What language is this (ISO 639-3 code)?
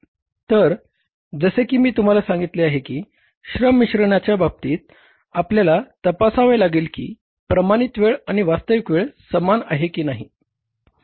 mar